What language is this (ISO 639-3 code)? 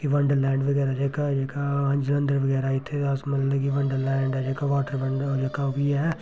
doi